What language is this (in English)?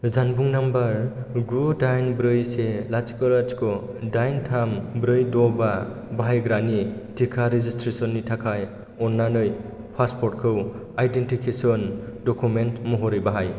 Bodo